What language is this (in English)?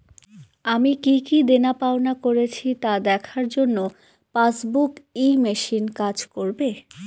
Bangla